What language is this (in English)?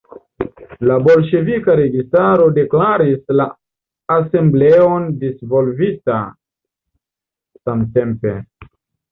Esperanto